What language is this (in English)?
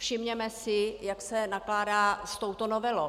Czech